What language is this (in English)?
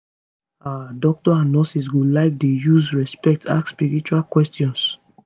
Nigerian Pidgin